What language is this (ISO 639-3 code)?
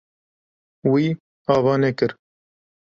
kur